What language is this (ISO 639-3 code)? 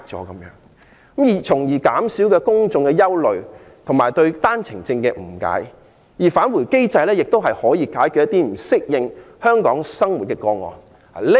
yue